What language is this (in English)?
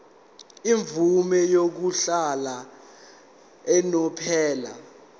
Zulu